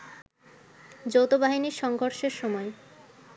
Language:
Bangla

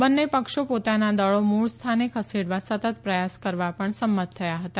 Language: Gujarati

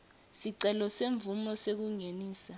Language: Swati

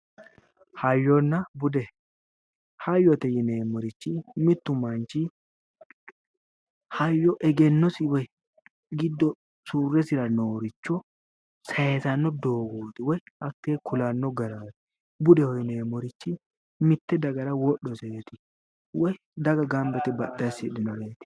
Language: Sidamo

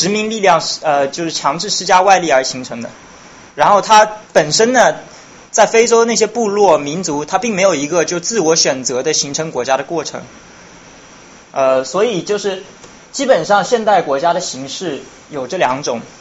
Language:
Chinese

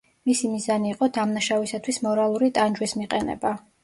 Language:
Georgian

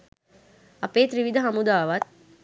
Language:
Sinhala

